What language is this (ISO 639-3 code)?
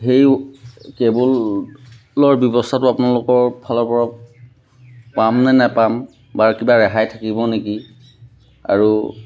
asm